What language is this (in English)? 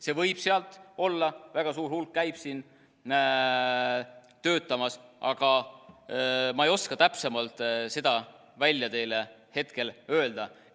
Estonian